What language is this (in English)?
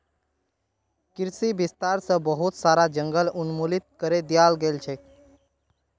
Magahi